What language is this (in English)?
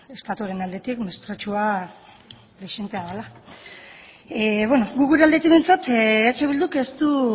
Basque